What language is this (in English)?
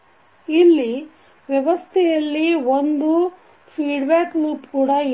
Kannada